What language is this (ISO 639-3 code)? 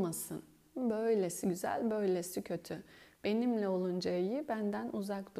tur